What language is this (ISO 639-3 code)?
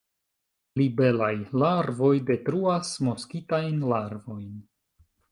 epo